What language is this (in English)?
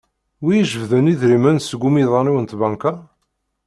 Kabyle